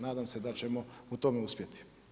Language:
Croatian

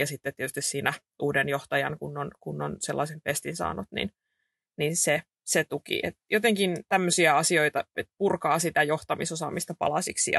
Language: Finnish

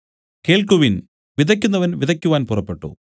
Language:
Malayalam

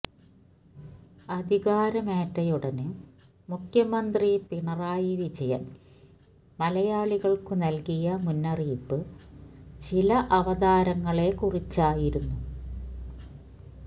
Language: Malayalam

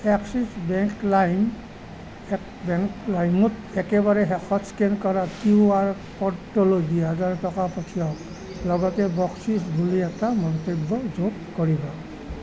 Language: Assamese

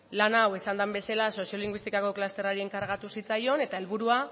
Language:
Basque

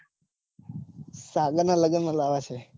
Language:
Gujarati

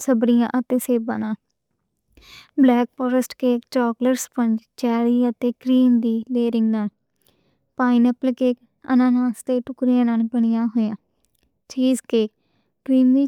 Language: Western Panjabi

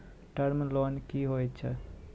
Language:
Maithili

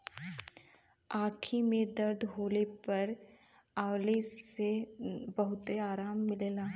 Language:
Bhojpuri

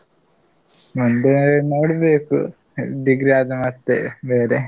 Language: Kannada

